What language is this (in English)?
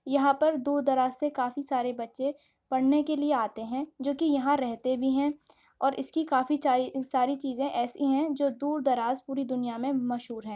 Urdu